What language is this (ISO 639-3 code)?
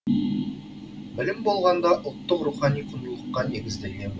kaz